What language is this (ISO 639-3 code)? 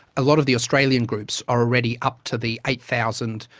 eng